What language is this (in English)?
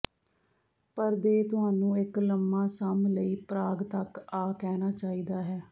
Punjabi